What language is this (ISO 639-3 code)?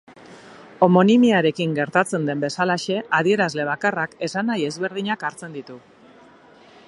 eus